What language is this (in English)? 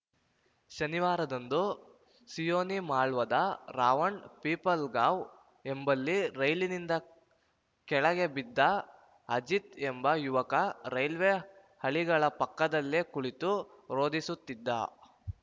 Kannada